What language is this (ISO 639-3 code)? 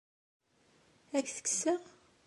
kab